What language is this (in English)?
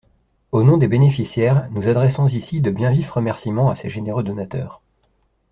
French